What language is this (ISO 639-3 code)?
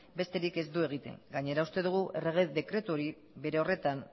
eus